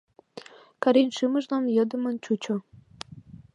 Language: Mari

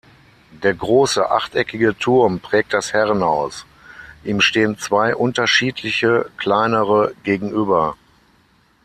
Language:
German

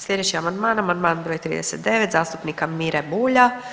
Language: Croatian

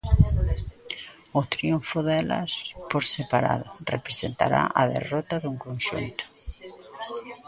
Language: Galician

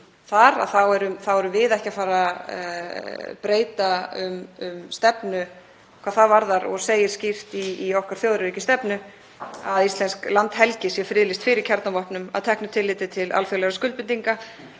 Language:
Icelandic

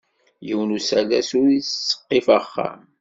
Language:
Kabyle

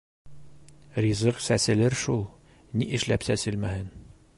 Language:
Bashkir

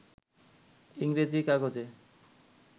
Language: Bangla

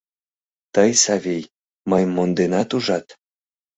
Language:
Mari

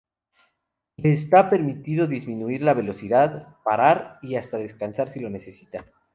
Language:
Spanish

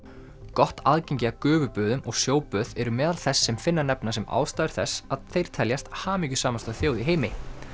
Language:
Icelandic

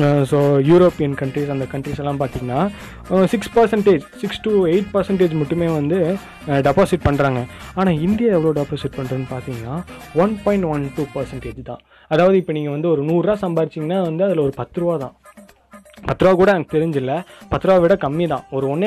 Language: Tamil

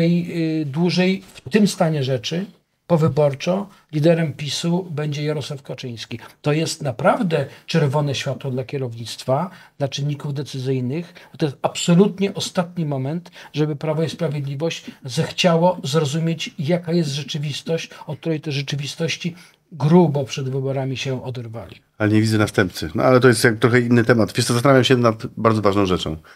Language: Polish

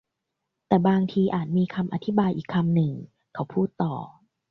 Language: Thai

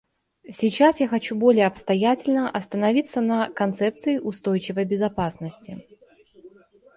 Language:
Russian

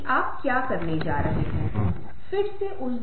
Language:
Hindi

